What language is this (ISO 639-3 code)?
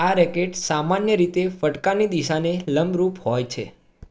guj